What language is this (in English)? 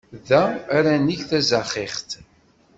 Kabyle